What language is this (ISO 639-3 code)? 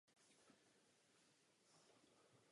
ces